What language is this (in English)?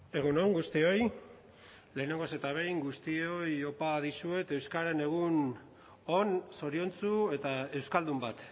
Basque